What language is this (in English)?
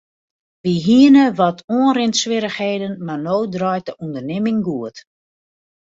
Western Frisian